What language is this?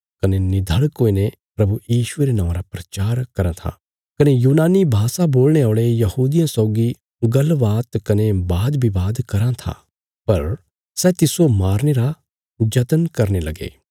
Bilaspuri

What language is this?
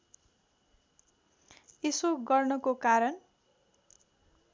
Nepali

